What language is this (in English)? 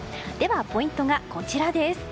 Japanese